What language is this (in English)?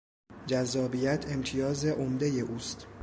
Persian